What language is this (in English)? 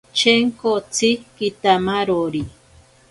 Ashéninka Perené